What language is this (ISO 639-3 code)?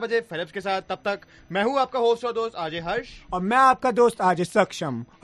hin